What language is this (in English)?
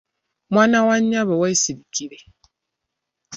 Ganda